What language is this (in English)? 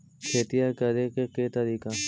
Magahi